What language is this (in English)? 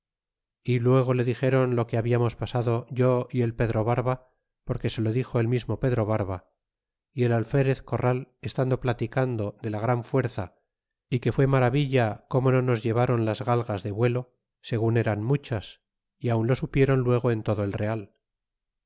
Spanish